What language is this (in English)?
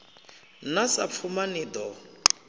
Venda